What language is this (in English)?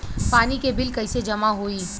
Bhojpuri